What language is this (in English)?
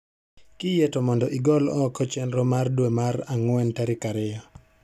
Luo (Kenya and Tanzania)